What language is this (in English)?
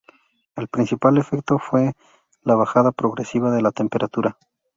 Spanish